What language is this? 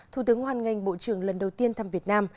Vietnamese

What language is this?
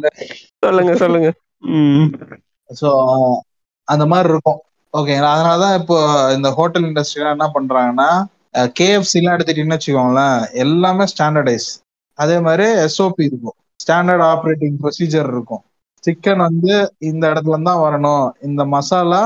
Tamil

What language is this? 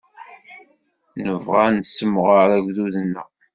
Kabyle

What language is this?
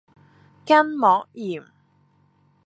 Cantonese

